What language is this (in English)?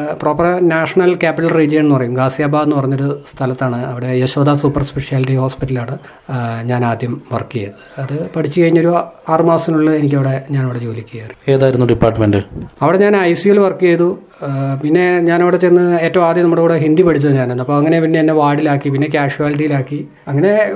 Malayalam